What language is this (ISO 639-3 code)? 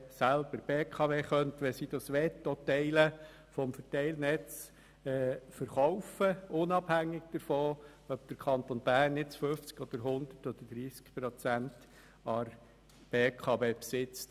gsw